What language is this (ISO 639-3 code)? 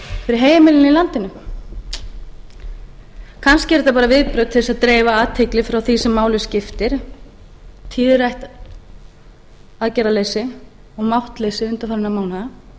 isl